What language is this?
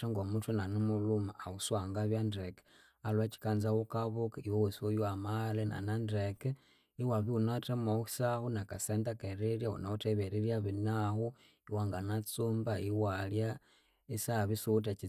Konzo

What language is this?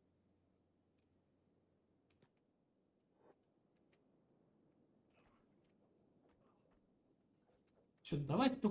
Russian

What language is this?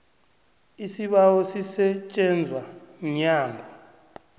South Ndebele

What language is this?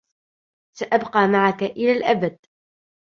Arabic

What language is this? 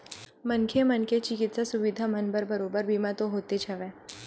Chhattisgarhi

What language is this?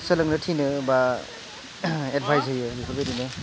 Bodo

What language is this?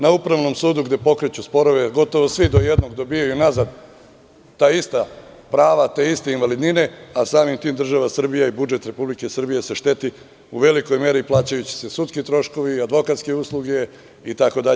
Serbian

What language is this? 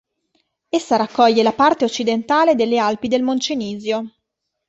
Italian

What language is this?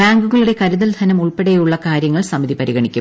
Malayalam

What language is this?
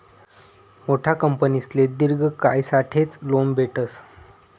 Marathi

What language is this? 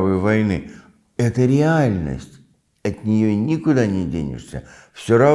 Russian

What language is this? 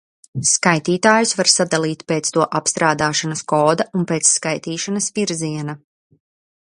Latvian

